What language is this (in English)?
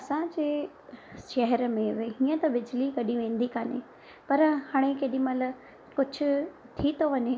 Sindhi